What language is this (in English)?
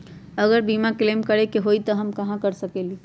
Magahi